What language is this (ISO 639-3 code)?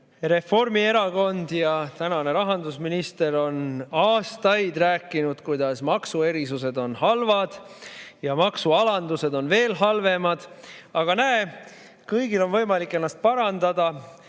est